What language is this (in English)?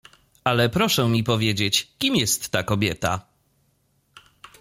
Polish